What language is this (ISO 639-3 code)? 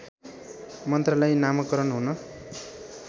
nep